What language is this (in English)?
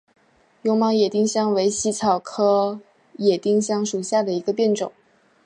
Chinese